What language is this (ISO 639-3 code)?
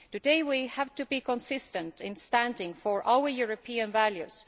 eng